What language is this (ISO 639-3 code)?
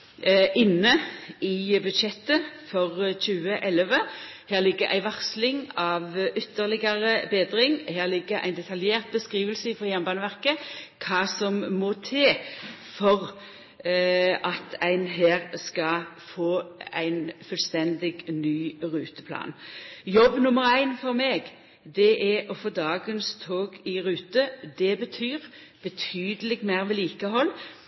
nno